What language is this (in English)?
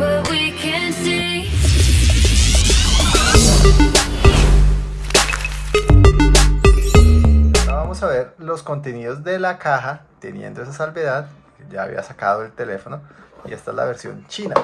Spanish